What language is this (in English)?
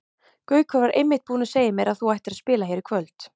Icelandic